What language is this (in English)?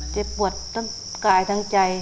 Thai